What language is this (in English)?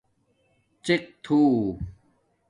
Domaaki